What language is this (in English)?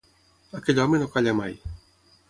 Catalan